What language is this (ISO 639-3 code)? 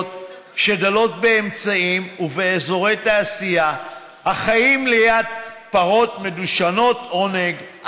heb